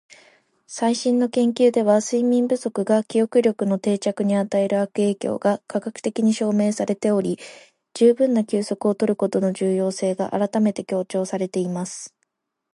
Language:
Japanese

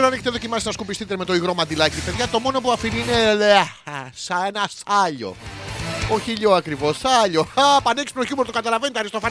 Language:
Greek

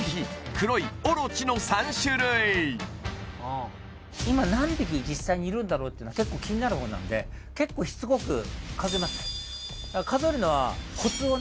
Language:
Japanese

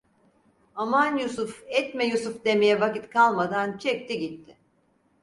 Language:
Turkish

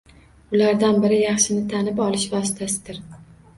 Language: Uzbek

